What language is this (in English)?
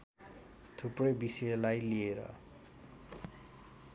Nepali